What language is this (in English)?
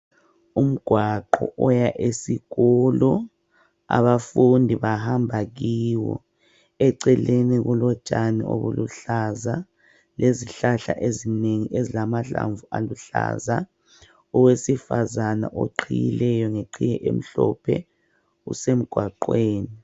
North Ndebele